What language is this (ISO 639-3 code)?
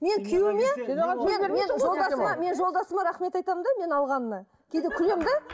kaz